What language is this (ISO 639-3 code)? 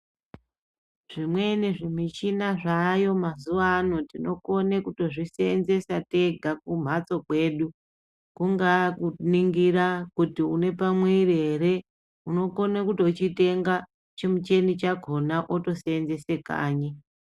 ndc